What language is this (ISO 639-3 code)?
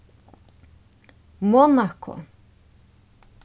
fao